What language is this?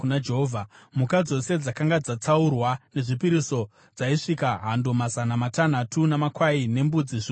Shona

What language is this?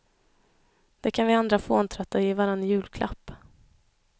Swedish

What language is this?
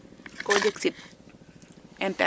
Serer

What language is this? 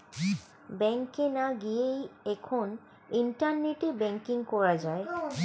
Bangla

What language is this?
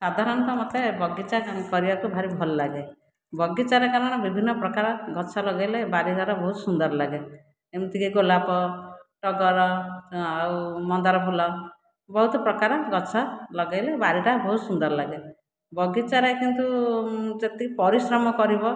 Odia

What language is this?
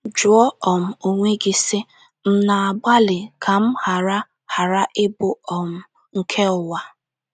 Igbo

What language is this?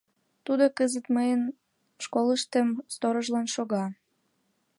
Mari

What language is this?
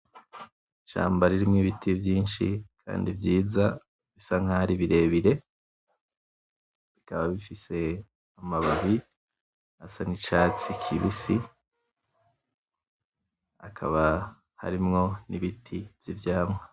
Rundi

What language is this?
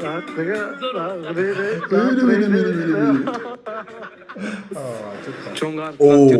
Turkish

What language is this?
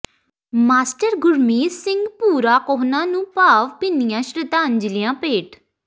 Punjabi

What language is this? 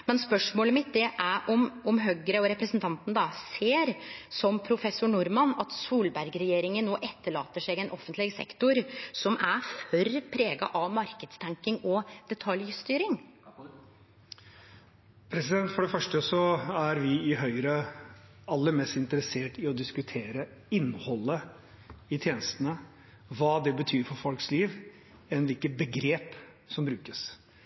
Norwegian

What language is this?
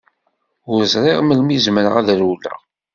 Kabyle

